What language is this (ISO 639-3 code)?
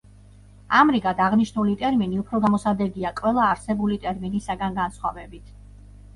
kat